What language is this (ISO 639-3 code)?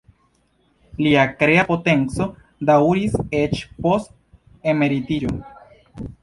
epo